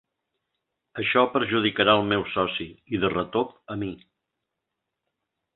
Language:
Catalan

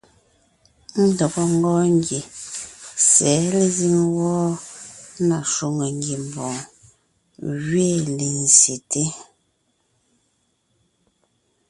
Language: Ngiemboon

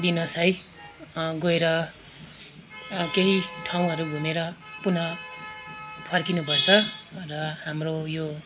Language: Nepali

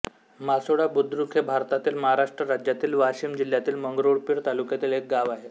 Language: Marathi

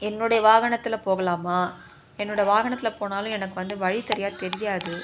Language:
Tamil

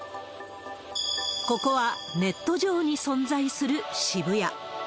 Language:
Japanese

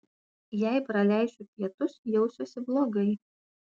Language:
Lithuanian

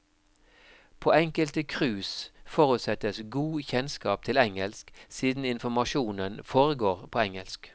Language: Norwegian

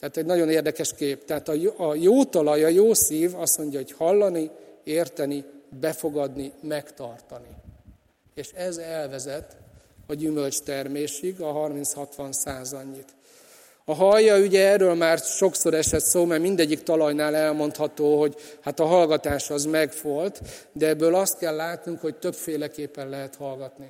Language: Hungarian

